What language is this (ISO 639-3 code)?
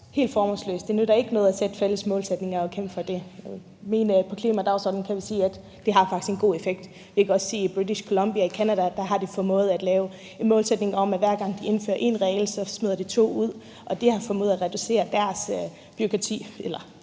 dan